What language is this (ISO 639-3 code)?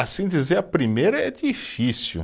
por